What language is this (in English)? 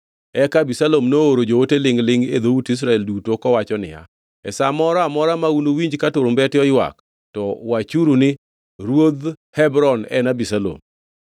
Luo (Kenya and Tanzania)